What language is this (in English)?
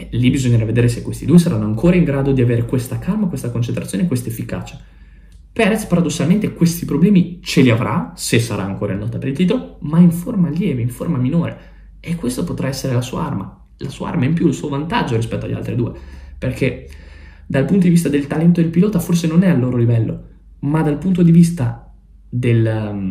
Italian